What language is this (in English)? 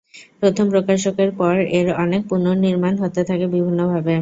Bangla